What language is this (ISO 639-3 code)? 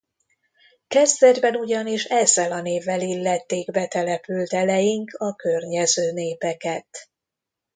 hun